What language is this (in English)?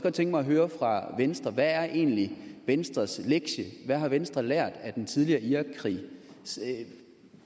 Danish